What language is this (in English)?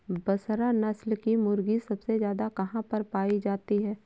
Hindi